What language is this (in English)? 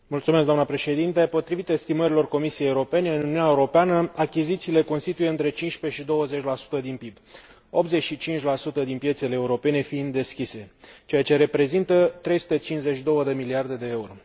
Romanian